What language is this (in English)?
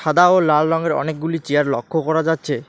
Bangla